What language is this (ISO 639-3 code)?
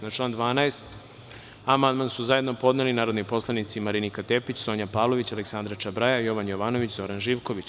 srp